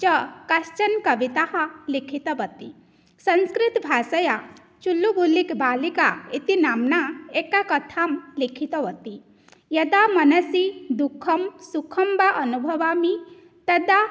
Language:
Sanskrit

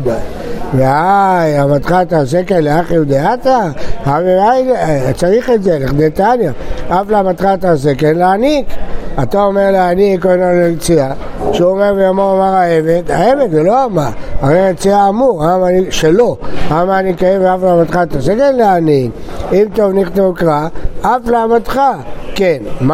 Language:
Hebrew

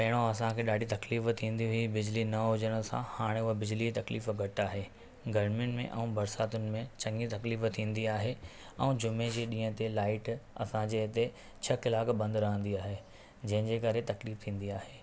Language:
Sindhi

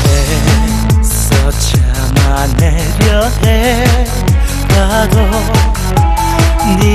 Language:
Korean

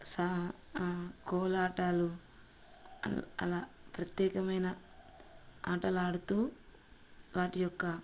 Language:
Telugu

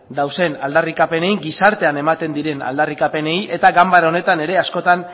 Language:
Basque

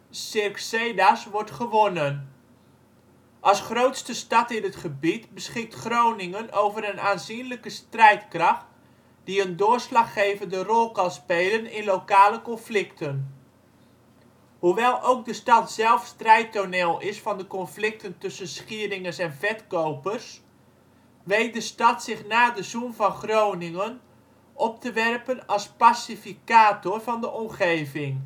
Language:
Dutch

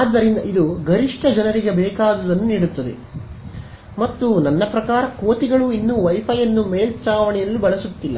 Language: Kannada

